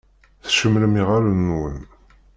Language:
Kabyle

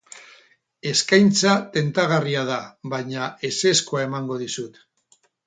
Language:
Basque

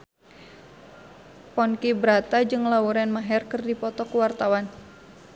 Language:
Sundanese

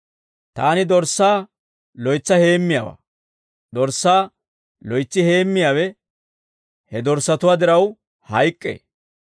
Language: Dawro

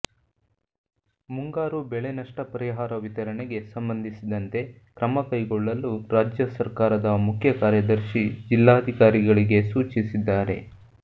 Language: Kannada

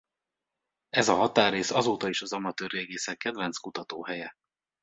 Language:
Hungarian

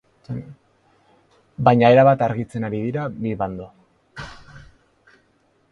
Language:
Basque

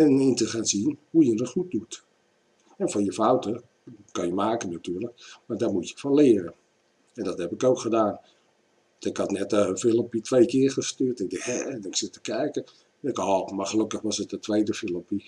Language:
Dutch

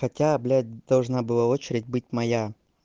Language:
Russian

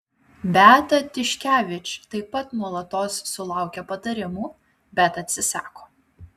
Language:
Lithuanian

